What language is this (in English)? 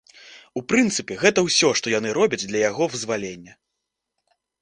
Belarusian